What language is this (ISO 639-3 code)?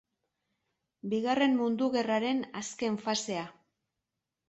eus